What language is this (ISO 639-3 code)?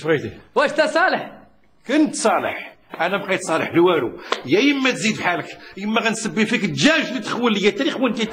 ara